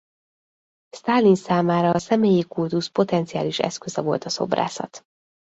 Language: Hungarian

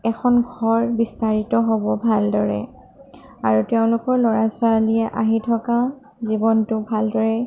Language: Assamese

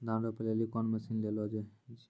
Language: Maithili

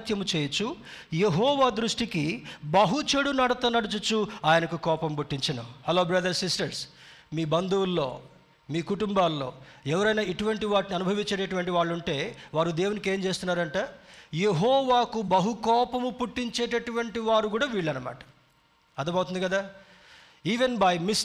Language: Telugu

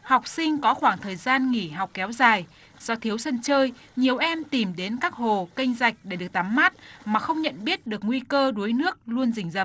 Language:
Vietnamese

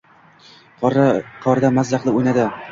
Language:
Uzbek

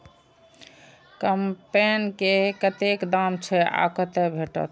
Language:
Maithili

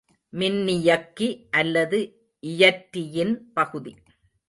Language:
Tamil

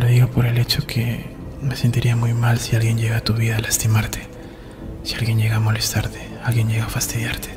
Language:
Spanish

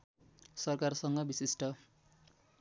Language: Nepali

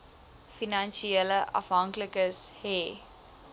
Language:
Afrikaans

